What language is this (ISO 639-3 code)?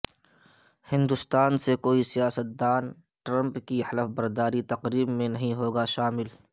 urd